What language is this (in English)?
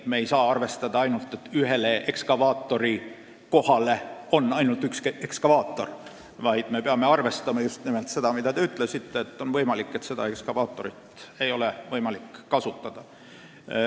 Estonian